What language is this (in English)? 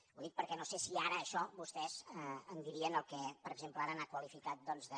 Catalan